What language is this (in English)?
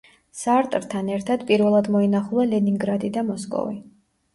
Georgian